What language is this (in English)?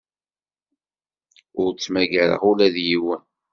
Kabyle